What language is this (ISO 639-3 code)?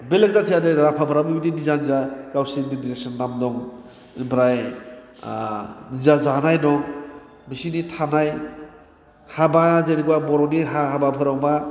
brx